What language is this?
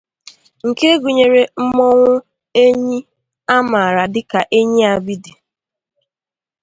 Igbo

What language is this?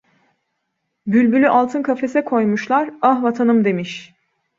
Turkish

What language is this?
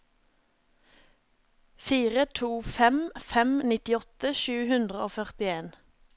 Norwegian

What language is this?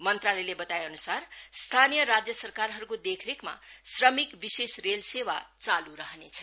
Nepali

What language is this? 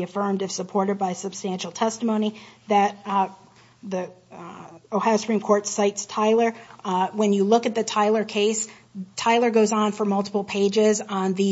English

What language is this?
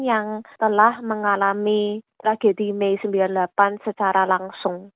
Indonesian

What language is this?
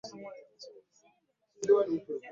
Ganda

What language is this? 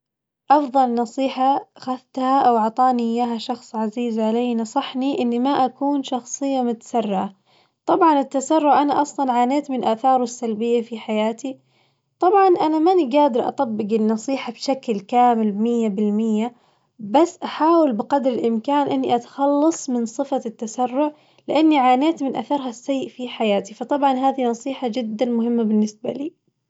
Najdi Arabic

